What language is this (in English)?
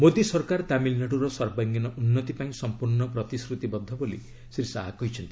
Odia